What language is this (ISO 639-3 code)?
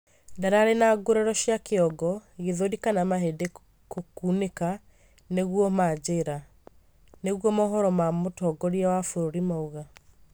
kik